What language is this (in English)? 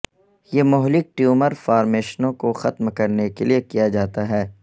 Urdu